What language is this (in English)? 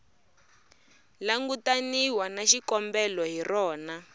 Tsonga